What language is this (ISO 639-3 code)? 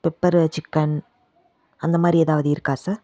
tam